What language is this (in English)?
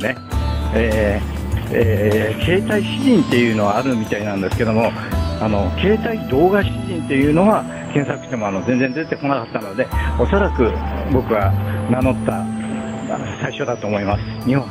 Japanese